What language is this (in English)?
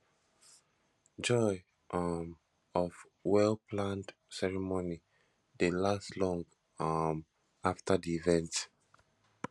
Nigerian Pidgin